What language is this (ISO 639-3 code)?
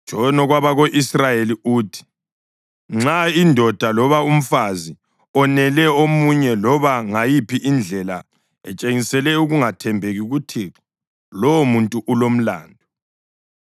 nde